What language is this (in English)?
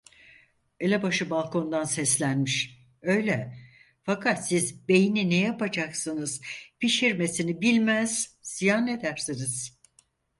Turkish